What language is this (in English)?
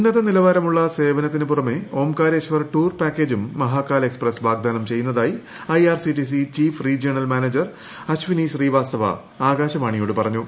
Malayalam